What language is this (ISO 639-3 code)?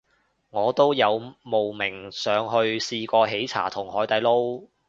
yue